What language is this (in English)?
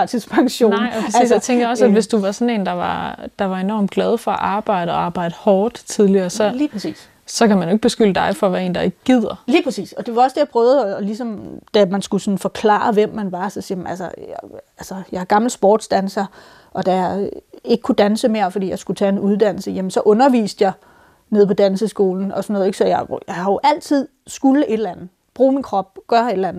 Danish